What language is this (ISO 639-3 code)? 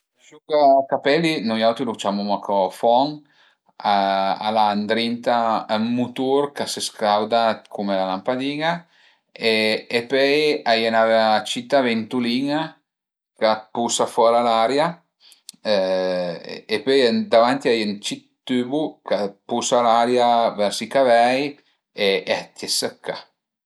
pms